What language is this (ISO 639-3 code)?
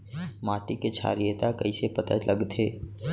hne